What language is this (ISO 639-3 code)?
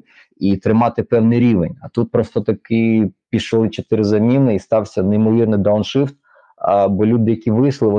ukr